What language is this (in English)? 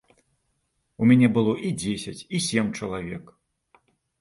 Belarusian